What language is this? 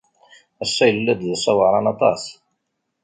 Kabyle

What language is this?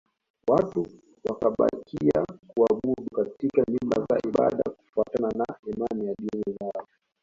Swahili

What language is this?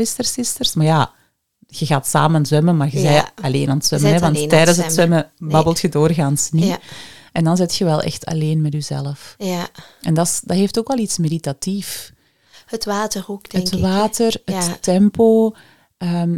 Dutch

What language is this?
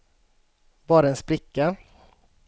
Swedish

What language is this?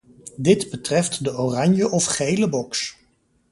Dutch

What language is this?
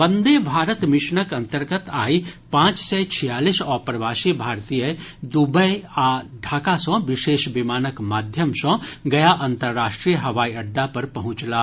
Maithili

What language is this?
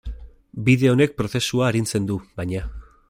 Basque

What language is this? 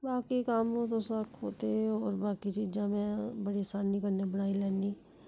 Dogri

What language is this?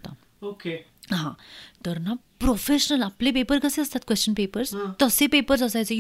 Marathi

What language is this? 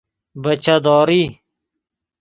Persian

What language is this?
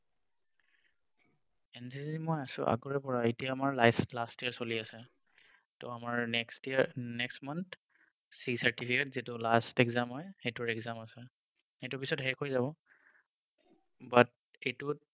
Assamese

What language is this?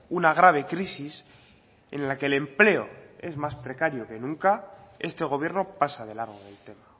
Spanish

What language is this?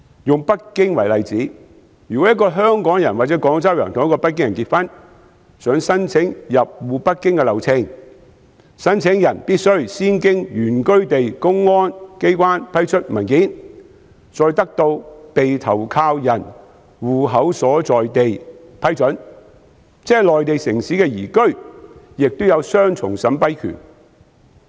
Cantonese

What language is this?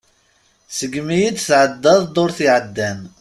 Kabyle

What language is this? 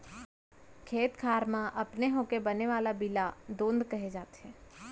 Chhattisgarhi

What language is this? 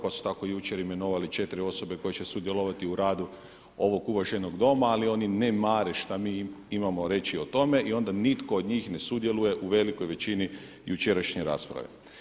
Croatian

